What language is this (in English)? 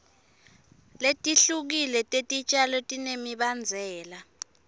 Swati